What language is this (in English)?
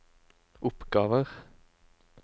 Norwegian